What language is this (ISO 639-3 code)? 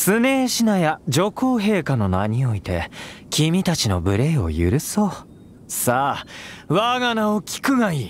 jpn